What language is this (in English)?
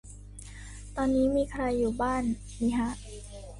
Thai